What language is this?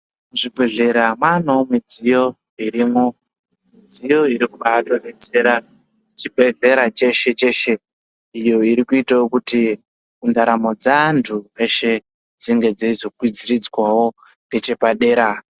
Ndau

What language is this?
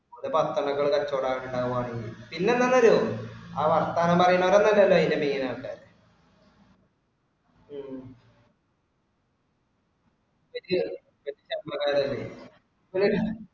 Malayalam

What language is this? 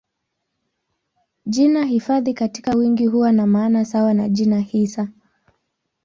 Swahili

